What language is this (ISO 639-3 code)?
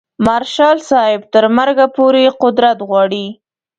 pus